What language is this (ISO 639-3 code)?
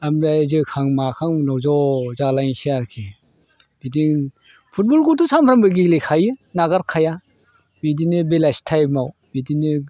brx